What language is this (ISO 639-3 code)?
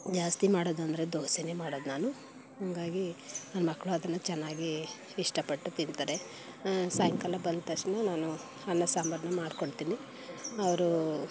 kan